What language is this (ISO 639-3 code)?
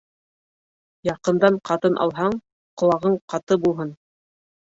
bak